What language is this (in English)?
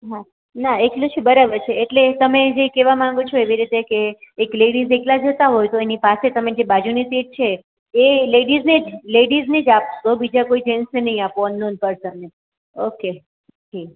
Gujarati